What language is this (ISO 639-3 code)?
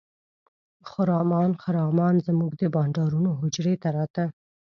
pus